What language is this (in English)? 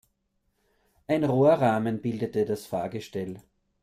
German